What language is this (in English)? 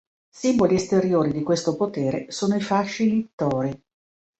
Italian